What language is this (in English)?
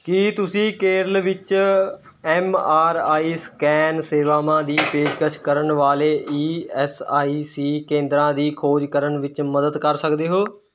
Punjabi